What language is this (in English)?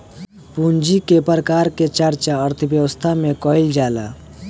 Bhojpuri